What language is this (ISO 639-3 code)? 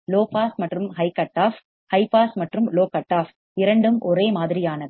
tam